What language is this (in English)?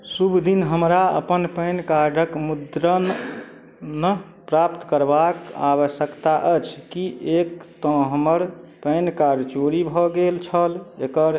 Maithili